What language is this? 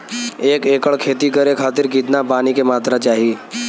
Bhojpuri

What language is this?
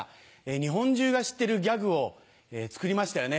Japanese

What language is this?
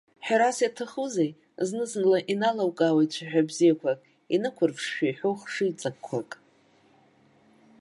Abkhazian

